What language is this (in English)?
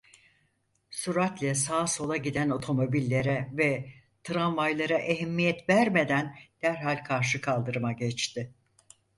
Turkish